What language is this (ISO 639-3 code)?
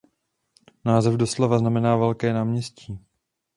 ces